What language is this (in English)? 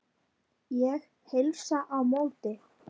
Icelandic